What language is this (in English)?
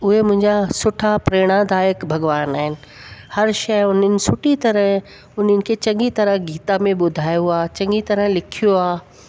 Sindhi